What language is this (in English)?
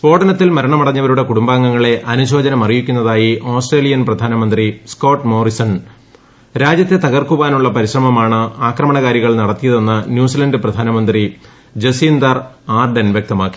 Malayalam